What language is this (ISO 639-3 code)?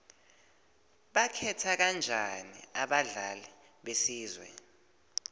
ssw